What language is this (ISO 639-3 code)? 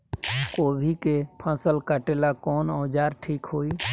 bho